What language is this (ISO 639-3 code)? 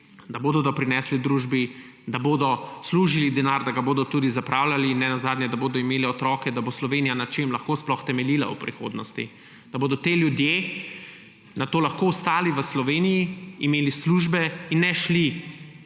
slv